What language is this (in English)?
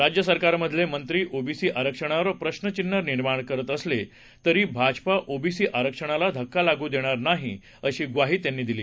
Marathi